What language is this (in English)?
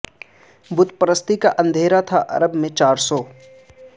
Urdu